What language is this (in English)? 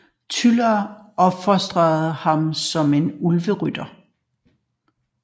Danish